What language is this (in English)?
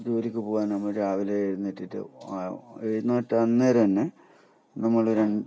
Malayalam